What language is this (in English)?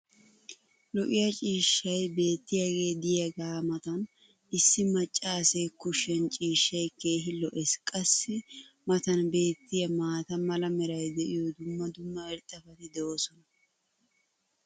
Wolaytta